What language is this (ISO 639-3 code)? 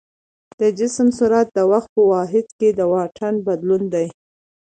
pus